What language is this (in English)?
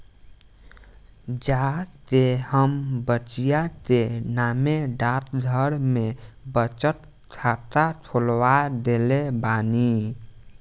Bhojpuri